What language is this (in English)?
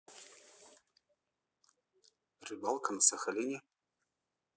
Russian